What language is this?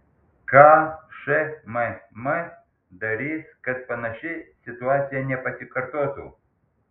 Lithuanian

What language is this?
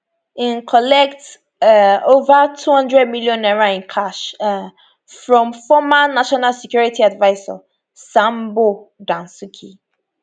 Nigerian Pidgin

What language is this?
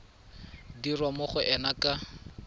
Tswana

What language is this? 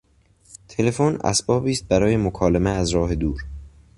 Persian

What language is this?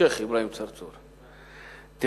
Hebrew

